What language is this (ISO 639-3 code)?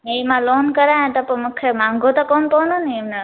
snd